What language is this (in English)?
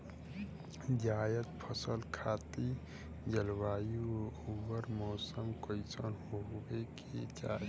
Bhojpuri